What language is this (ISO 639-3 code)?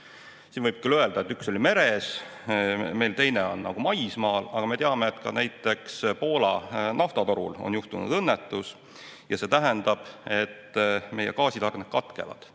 est